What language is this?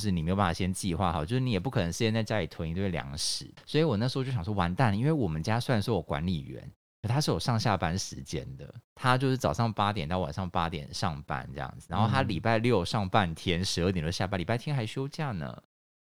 Chinese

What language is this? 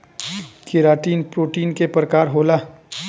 Bhojpuri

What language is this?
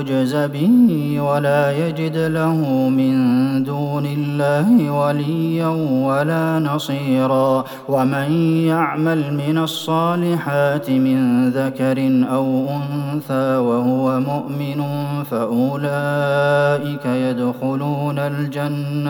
Arabic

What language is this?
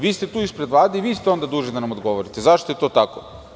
Serbian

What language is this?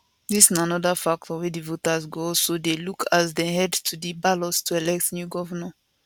Nigerian Pidgin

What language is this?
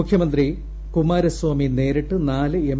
Malayalam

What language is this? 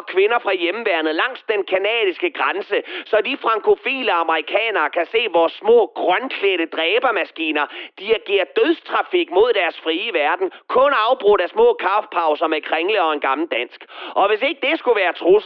Danish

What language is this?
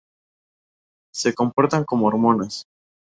Spanish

